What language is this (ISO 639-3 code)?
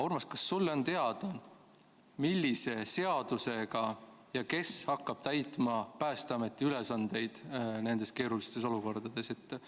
est